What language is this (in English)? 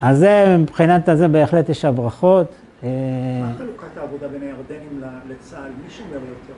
Hebrew